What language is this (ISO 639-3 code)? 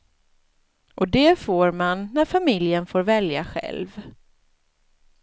swe